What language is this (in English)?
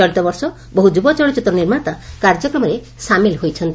Odia